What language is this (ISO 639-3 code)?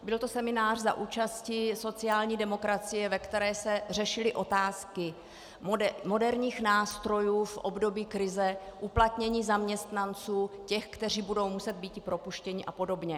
ces